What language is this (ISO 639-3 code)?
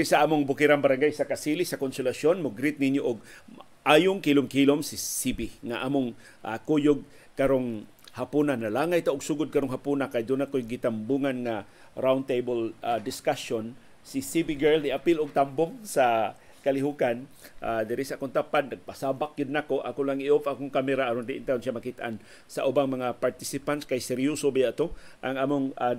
fil